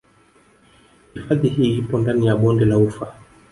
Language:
Swahili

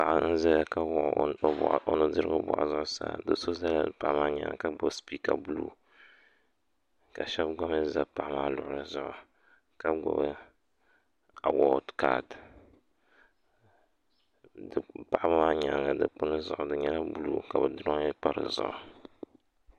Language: Dagbani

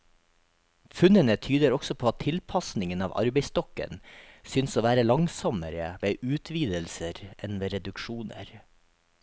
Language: Norwegian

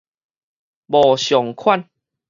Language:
Min Nan Chinese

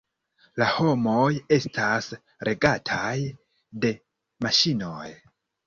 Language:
Esperanto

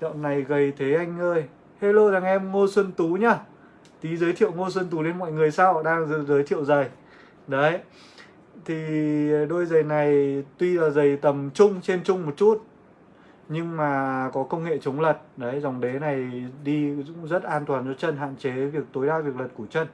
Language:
Vietnamese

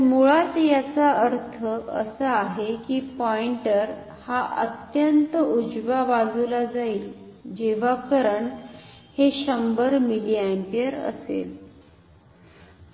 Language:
Marathi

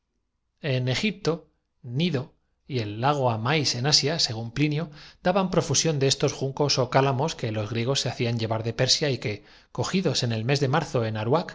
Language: Spanish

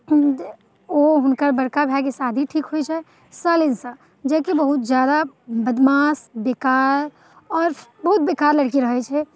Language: Maithili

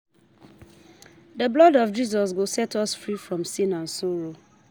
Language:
Nigerian Pidgin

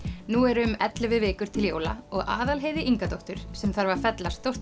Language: Icelandic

